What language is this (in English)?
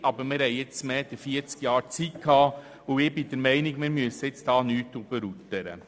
Swiss German